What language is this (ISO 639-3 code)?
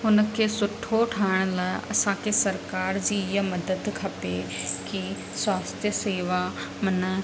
snd